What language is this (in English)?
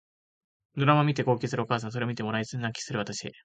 Japanese